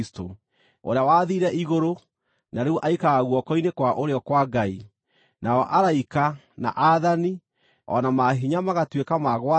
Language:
Kikuyu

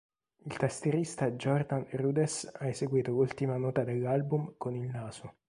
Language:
Italian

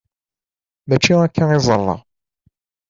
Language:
Kabyle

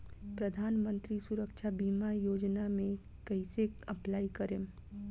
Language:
Bhojpuri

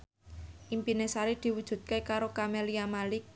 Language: Javanese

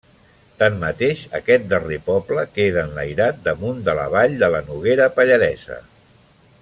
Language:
Catalan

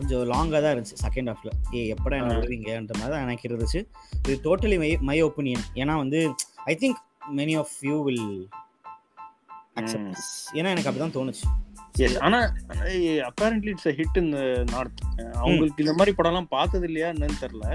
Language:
Tamil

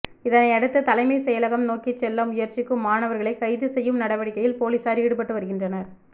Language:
Tamil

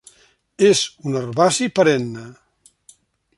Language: Catalan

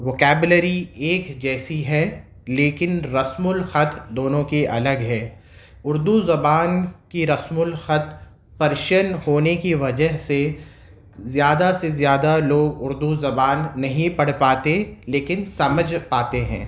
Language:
Urdu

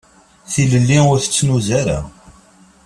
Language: Kabyle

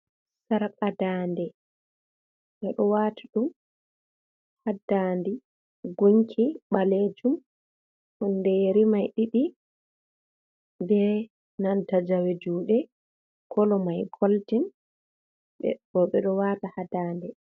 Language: Fula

